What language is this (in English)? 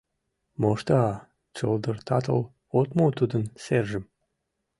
Mari